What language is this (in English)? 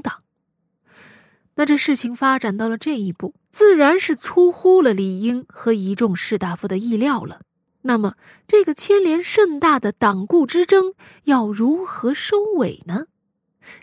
Chinese